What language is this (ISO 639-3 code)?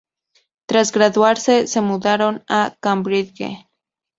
spa